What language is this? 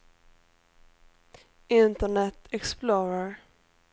Swedish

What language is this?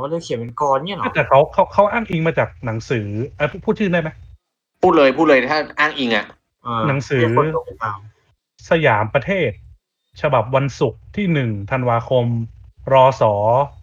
Thai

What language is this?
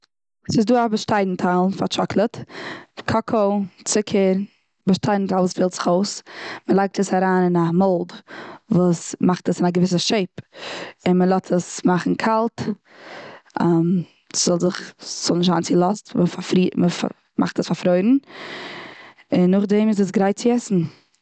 Yiddish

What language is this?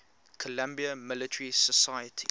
English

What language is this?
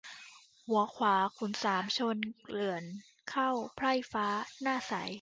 Thai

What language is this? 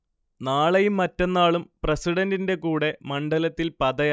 Malayalam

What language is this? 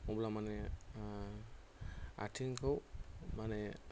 Bodo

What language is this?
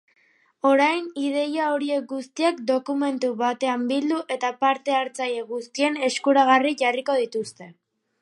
Basque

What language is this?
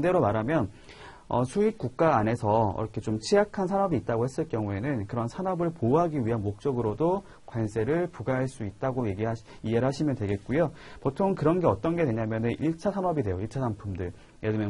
Korean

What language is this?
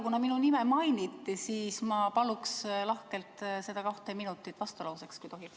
Estonian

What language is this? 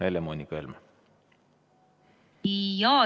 Estonian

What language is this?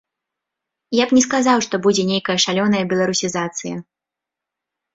Belarusian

